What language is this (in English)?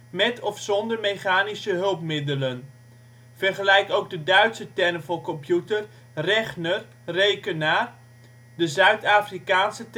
Dutch